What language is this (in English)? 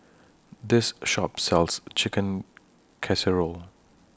English